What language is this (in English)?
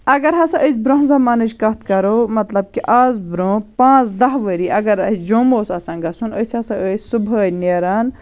Kashmiri